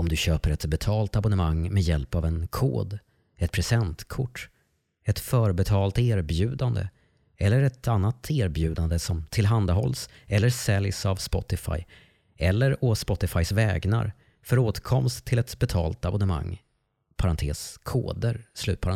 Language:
Swedish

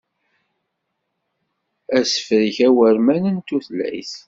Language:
Kabyle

